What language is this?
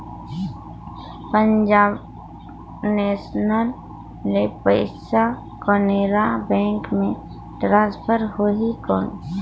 Chhattisgarhi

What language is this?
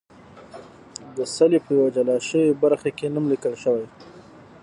Pashto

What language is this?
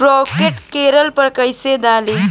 Bhojpuri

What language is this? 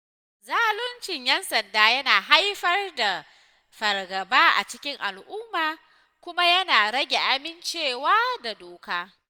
Hausa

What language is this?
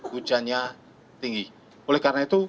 Indonesian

